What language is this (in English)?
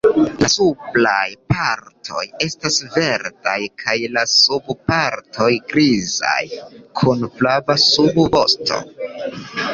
Esperanto